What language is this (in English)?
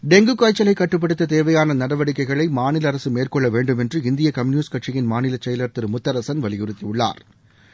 Tamil